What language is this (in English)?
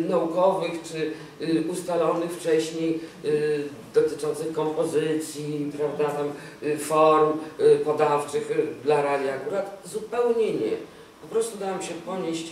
Polish